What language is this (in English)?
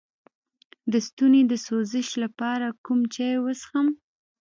Pashto